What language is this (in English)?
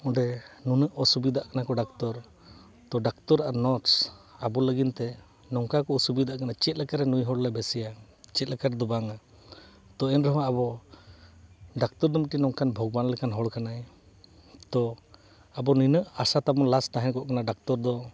Santali